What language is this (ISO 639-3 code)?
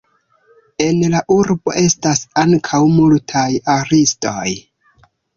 epo